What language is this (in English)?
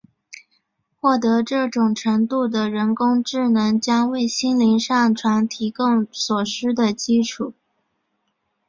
Chinese